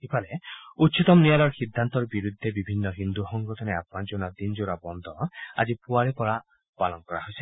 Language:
Assamese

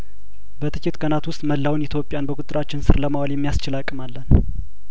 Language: Amharic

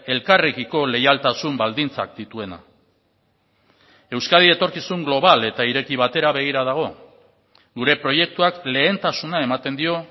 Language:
Basque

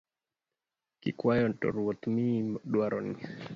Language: Luo (Kenya and Tanzania)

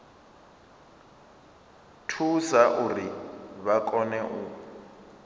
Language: Venda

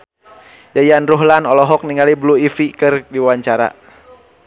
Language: Sundanese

